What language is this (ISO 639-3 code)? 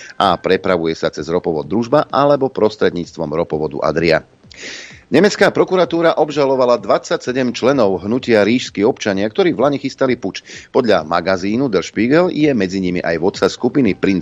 slk